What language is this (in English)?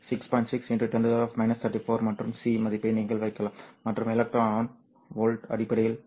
Tamil